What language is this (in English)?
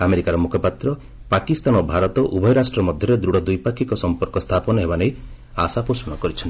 Odia